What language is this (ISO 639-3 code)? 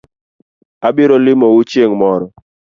luo